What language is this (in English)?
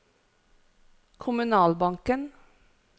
Norwegian